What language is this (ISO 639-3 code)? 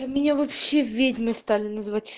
rus